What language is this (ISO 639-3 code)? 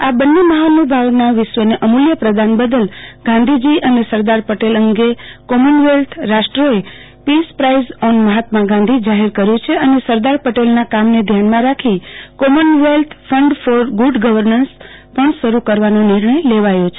guj